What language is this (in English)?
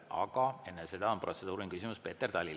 Estonian